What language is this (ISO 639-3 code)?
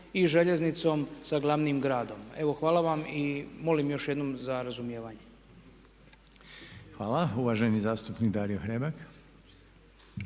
hrv